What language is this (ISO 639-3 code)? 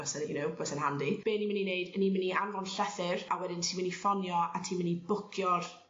cym